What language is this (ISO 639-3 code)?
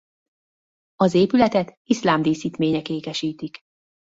hun